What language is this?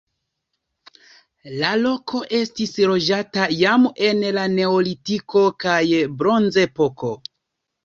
Esperanto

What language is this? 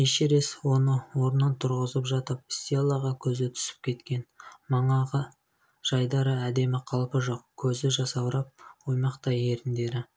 Kazakh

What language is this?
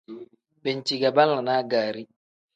Tem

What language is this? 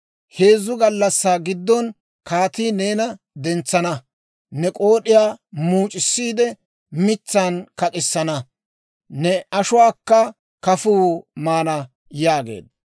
Dawro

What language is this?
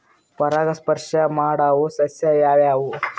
Kannada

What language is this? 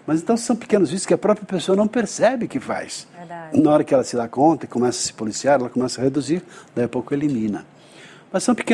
Portuguese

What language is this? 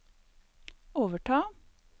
Norwegian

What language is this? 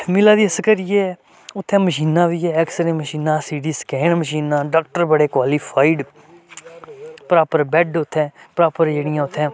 Dogri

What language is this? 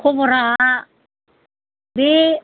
Bodo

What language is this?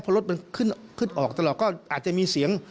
Thai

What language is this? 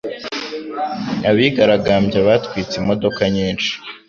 Kinyarwanda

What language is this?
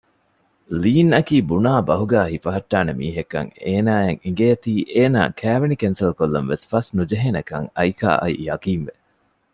Divehi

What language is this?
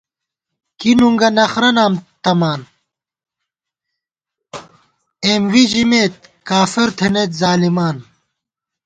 Gawar-Bati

